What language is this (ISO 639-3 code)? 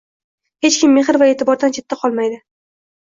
uzb